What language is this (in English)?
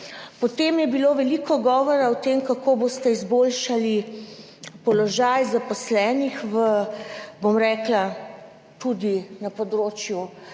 Slovenian